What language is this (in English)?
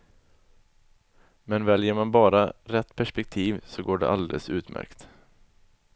Swedish